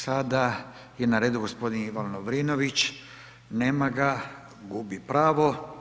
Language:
Croatian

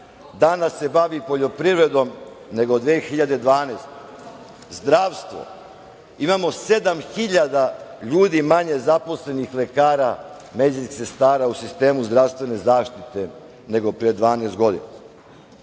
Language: Serbian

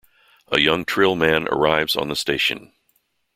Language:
English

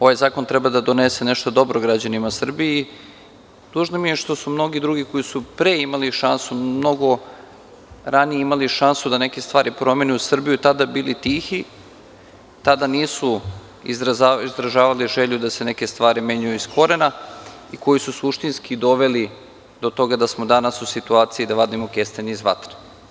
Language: Serbian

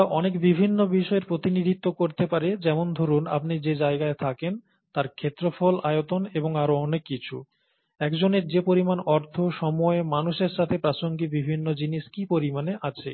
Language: Bangla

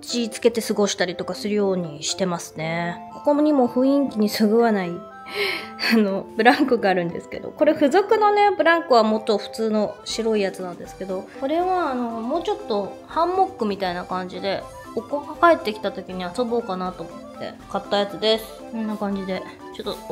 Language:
Japanese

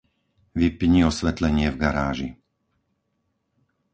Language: Slovak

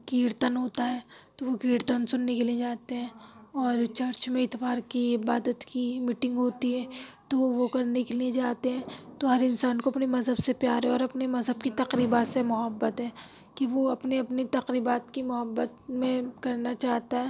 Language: Urdu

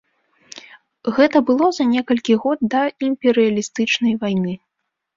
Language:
Belarusian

